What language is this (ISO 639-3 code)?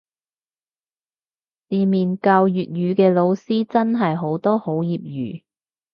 yue